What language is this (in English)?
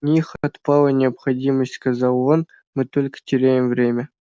Russian